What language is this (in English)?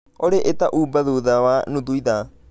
Kikuyu